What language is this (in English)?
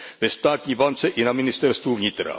Czech